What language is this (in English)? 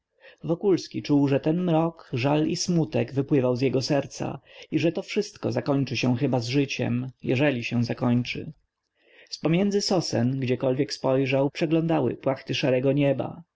Polish